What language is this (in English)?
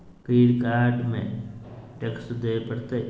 Magahi